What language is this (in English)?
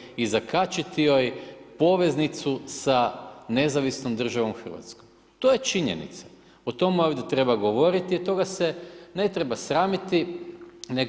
Croatian